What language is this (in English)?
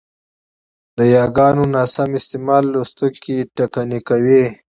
Pashto